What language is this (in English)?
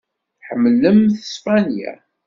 Kabyle